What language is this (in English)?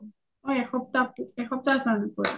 Assamese